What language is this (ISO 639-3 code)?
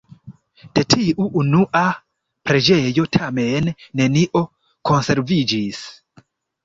epo